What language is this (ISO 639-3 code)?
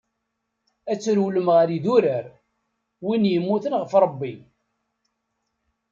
kab